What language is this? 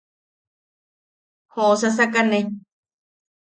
Yaqui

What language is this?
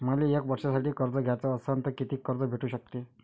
Marathi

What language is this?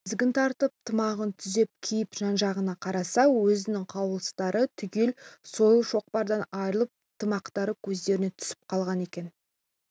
Kazakh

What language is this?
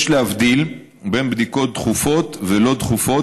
Hebrew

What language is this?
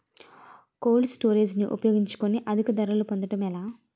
Telugu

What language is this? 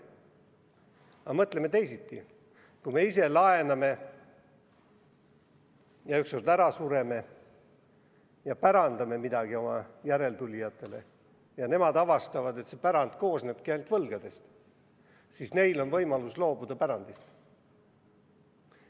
Estonian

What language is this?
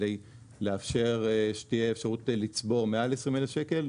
Hebrew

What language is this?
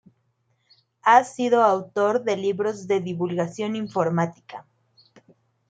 Spanish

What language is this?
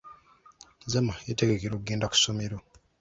Ganda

